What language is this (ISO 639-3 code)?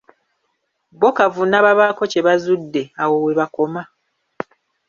lug